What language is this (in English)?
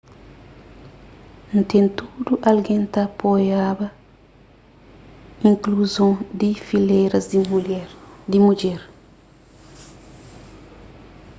Kabuverdianu